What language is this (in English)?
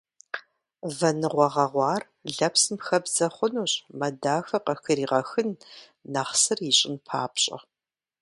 Kabardian